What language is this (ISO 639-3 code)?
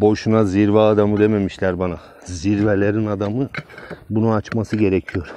tur